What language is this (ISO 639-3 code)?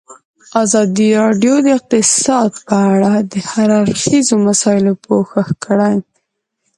pus